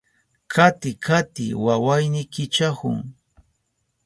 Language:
Southern Pastaza Quechua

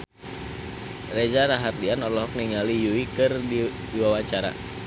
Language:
Sundanese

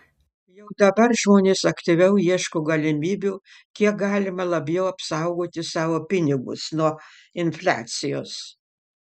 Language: Lithuanian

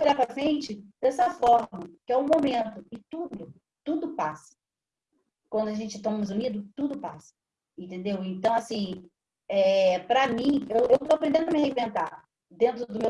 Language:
Portuguese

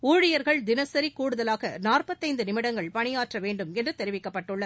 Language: Tamil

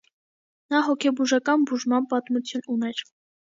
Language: Armenian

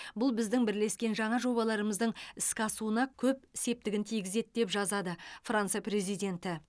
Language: Kazakh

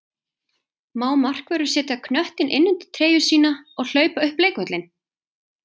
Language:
Icelandic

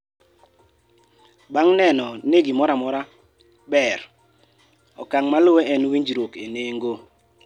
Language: Luo (Kenya and Tanzania)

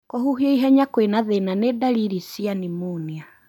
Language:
Kikuyu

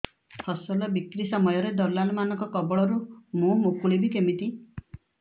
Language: Odia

